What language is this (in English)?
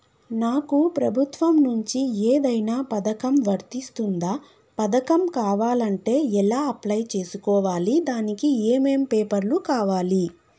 Telugu